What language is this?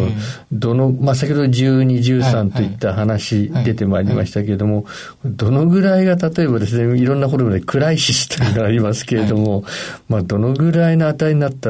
Japanese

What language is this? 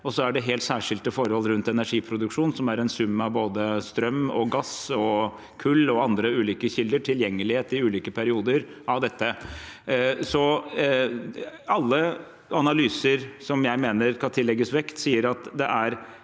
Norwegian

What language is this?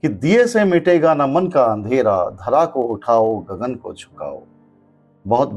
Hindi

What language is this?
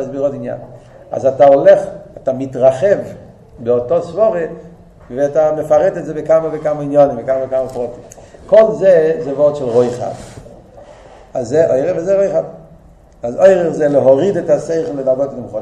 Hebrew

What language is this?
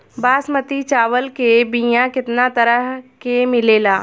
Bhojpuri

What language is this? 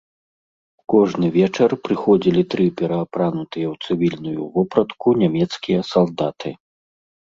Belarusian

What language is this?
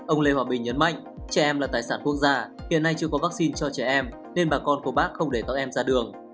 Vietnamese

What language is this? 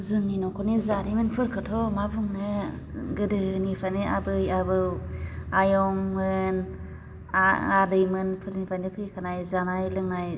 Bodo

